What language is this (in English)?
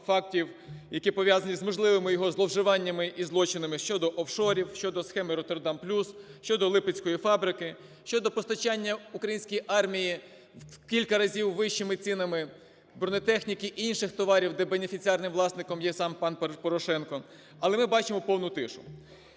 Ukrainian